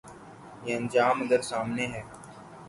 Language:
Urdu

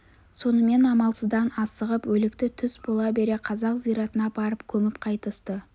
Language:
Kazakh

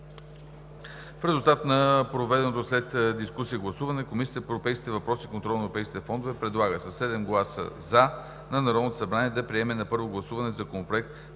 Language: Bulgarian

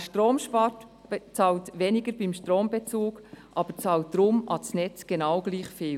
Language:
Swiss German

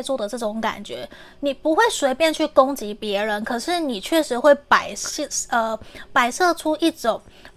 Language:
Chinese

